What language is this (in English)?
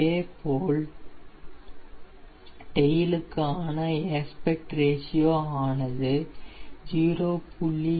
Tamil